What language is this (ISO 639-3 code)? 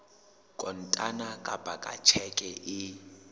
sot